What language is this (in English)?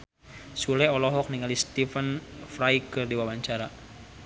Sundanese